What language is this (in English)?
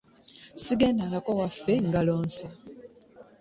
Ganda